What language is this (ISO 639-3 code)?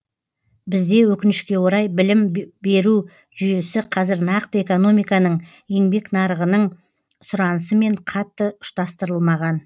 kaz